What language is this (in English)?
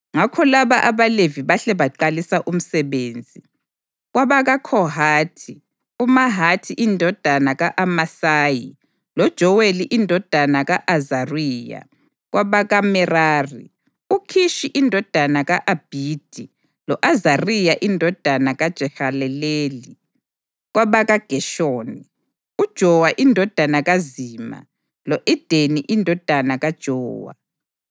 North Ndebele